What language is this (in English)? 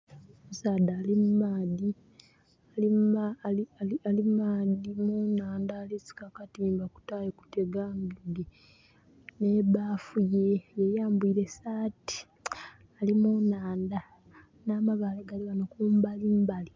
Soga